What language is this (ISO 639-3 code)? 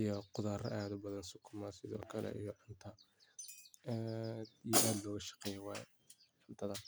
som